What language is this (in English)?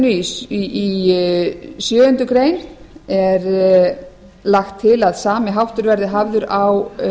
Icelandic